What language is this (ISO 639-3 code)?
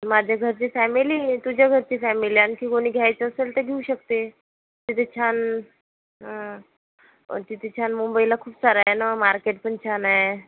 mar